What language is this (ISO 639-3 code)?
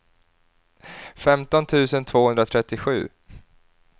swe